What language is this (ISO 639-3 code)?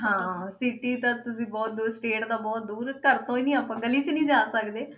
pan